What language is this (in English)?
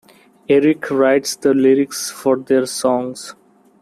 English